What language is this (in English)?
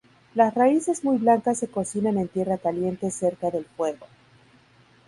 Spanish